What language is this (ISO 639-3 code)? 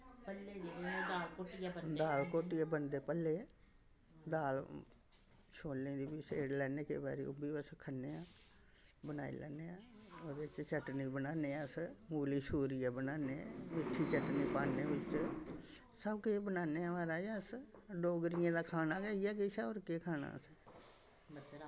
doi